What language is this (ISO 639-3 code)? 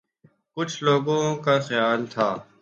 urd